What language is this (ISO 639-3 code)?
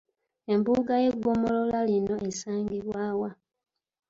lug